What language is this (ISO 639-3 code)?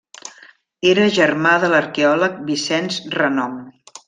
cat